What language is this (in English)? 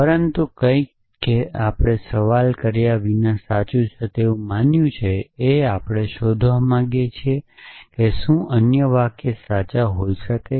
Gujarati